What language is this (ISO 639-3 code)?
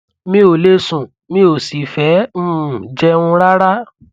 yor